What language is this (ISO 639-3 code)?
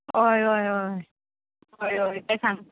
kok